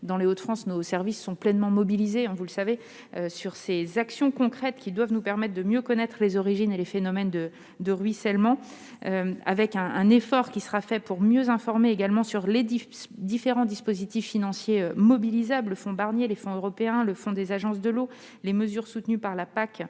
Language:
French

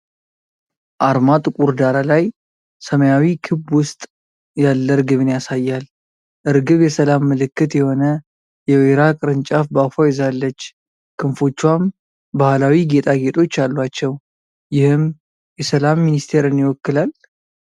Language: Amharic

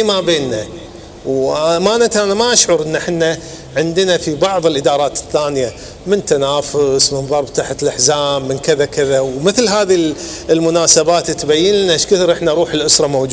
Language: Arabic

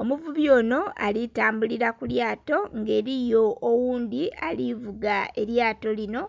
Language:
Soga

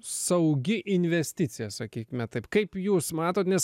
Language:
Lithuanian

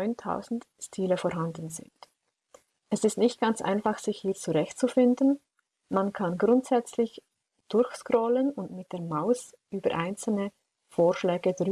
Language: German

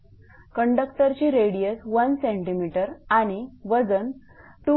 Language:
Marathi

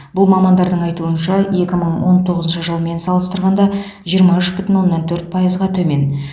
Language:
Kazakh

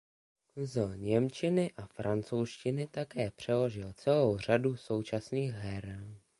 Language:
Czech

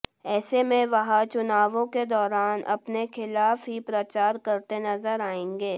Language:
Hindi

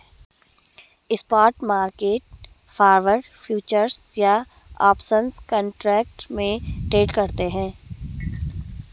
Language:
Hindi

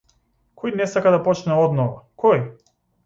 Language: Macedonian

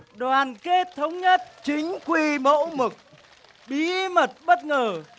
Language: Vietnamese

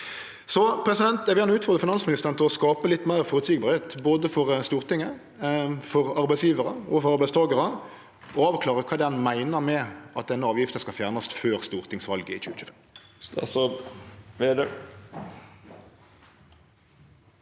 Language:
Norwegian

